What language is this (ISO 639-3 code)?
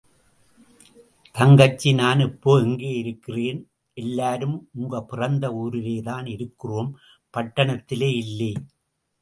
tam